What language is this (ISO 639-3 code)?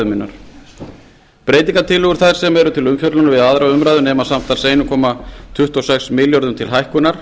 isl